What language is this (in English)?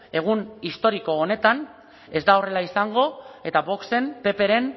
Basque